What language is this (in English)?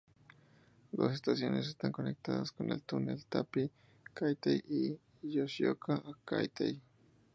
Spanish